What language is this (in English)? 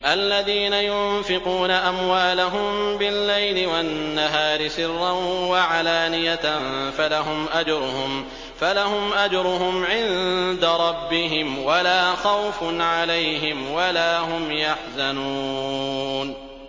Arabic